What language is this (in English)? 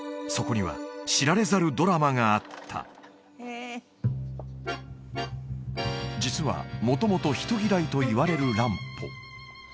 Japanese